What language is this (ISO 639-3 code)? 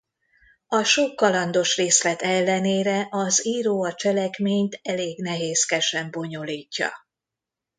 hun